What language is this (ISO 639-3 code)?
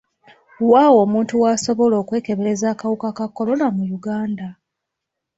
lug